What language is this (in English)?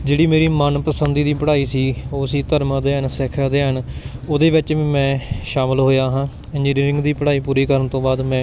Punjabi